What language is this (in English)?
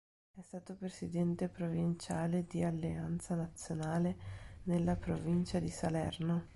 Italian